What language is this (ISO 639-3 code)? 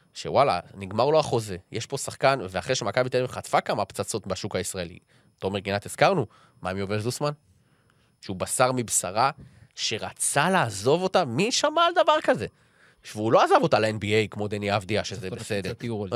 heb